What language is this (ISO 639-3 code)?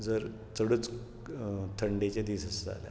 kok